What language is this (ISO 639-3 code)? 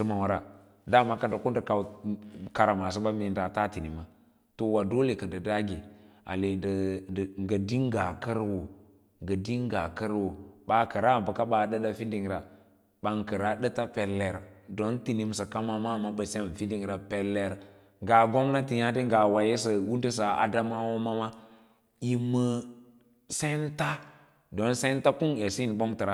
lla